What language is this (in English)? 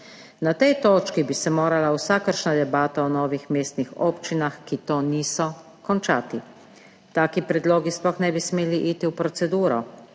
Slovenian